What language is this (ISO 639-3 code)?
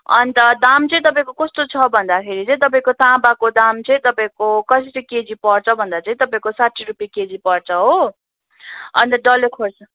nep